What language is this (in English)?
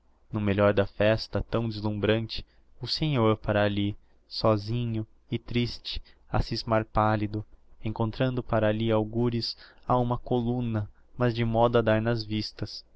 Portuguese